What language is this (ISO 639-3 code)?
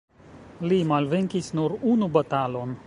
epo